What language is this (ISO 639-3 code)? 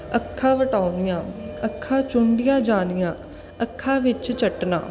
pan